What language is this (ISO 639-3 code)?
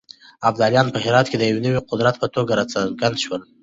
pus